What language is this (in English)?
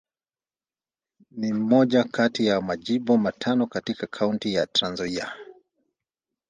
Swahili